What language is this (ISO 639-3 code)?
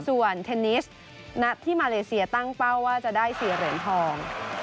tha